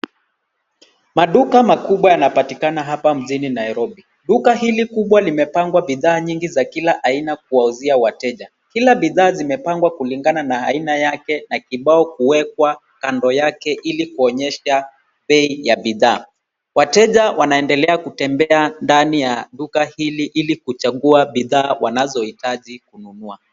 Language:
Swahili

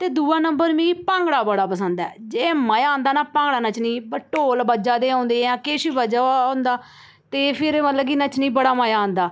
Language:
Dogri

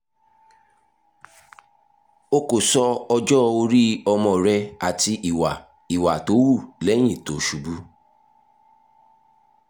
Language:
Yoruba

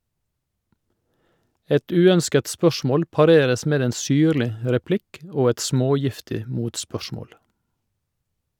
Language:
Norwegian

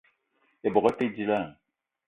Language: Eton (Cameroon)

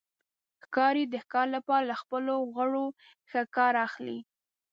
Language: Pashto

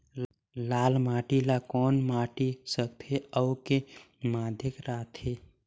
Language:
Chhattisgarhi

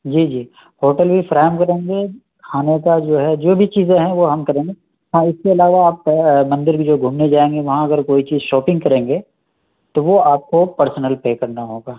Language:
Urdu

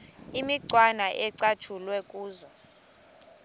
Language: Xhosa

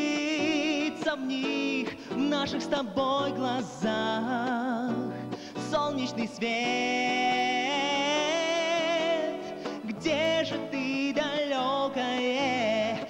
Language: Russian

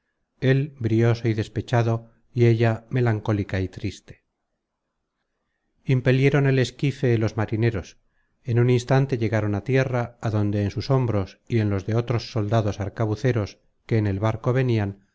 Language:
Spanish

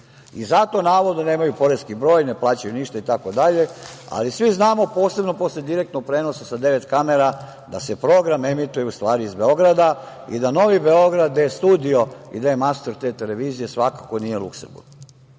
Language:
Serbian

